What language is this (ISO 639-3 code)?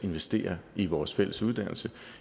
dan